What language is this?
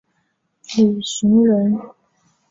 Chinese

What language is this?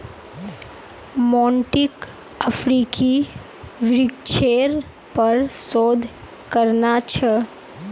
Magahi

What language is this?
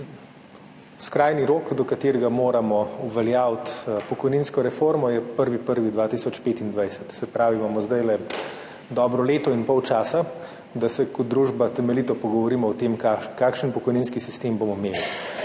Slovenian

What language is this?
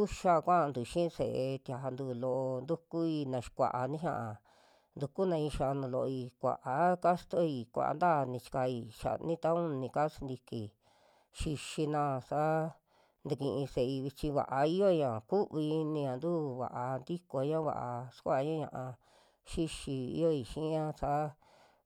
Western Juxtlahuaca Mixtec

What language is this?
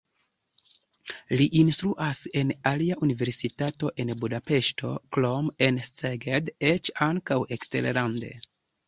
Esperanto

